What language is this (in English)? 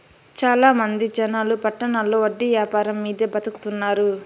Telugu